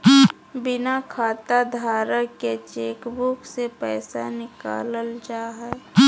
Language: Magahi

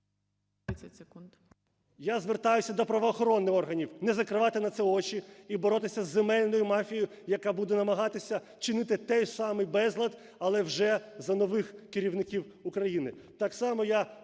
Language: Ukrainian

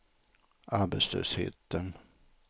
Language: Swedish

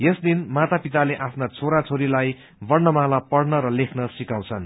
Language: Nepali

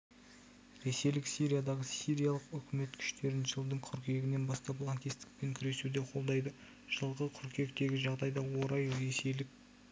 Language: Kazakh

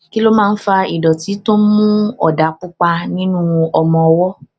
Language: Yoruba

